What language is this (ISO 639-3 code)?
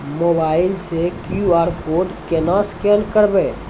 mai